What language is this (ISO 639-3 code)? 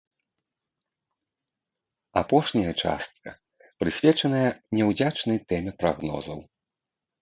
bel